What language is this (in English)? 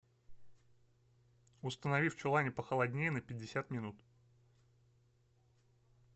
Russian